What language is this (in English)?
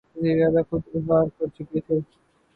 Urdu